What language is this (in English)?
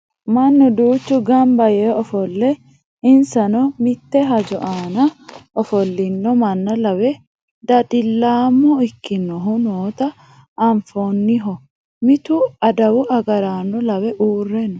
Sidamo